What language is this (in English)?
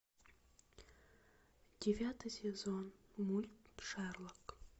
Russian